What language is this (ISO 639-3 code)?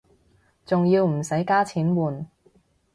yue